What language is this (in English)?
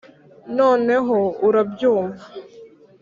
Kinyarwanda